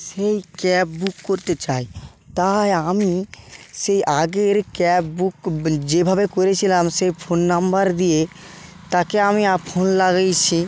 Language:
Bangla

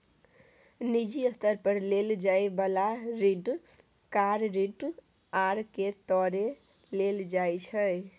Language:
Maithili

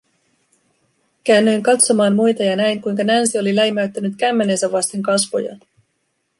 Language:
Finnish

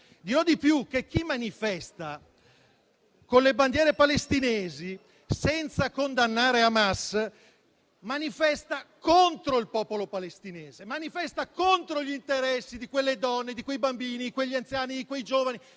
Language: Italian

